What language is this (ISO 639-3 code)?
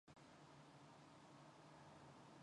mon